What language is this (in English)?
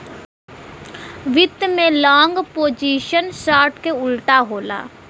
Bhojpuri